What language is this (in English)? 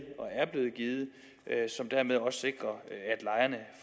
Danish